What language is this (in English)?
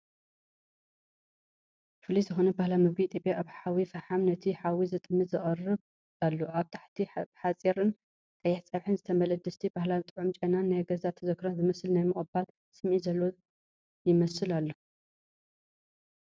Tigrinya